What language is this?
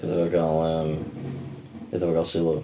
Welsh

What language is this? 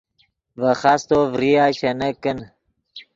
Yidgha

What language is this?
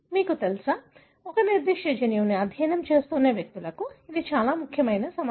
Telugu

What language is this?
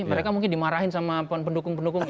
Indonesian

